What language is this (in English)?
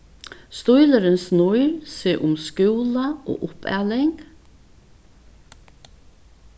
Faroese